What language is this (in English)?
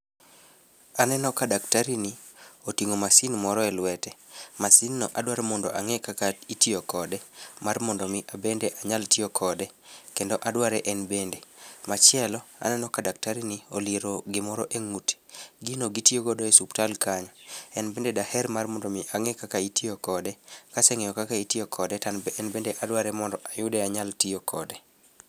Luo (Kenya and Tanzania)